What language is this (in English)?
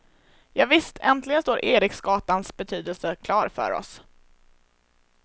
Swedish